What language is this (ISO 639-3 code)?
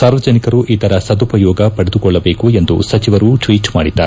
kan